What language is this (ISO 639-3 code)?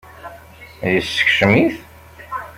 kab